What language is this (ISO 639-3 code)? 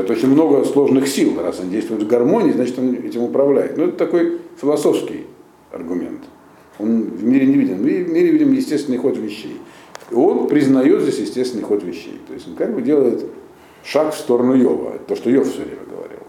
rus